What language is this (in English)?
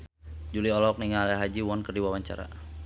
Sundanese